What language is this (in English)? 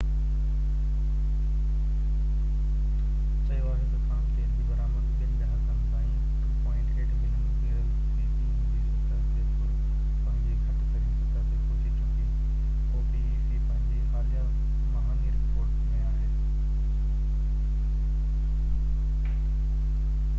Sindhi